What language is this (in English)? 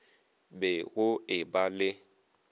Northern Sotho